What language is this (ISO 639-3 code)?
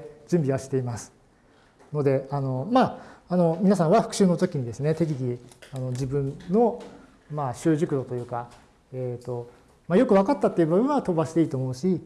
jpn